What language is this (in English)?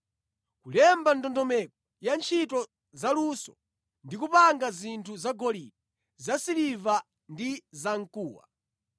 Nyanja